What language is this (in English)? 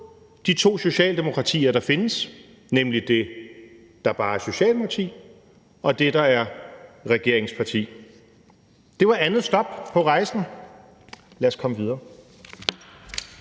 Danish